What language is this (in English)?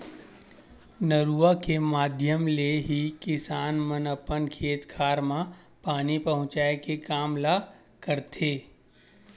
Chhattisgarhi